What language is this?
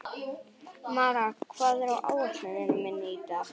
Icelandic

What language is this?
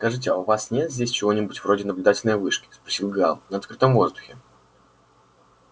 Russian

